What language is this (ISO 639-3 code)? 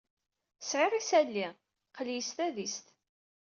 kab